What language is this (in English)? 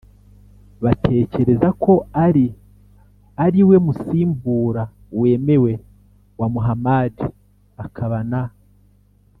Kinyarwanda